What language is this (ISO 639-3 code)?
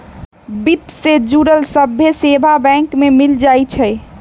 mag